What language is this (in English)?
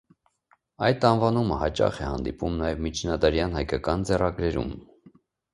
Armenian